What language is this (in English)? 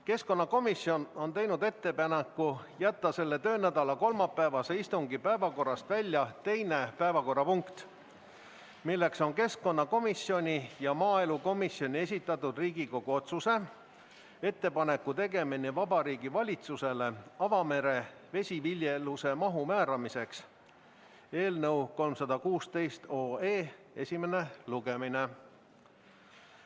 Estonian